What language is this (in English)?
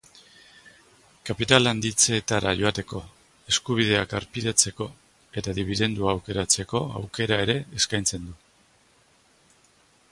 Basque